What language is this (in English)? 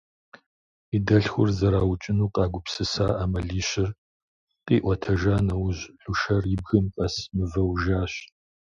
Kabardian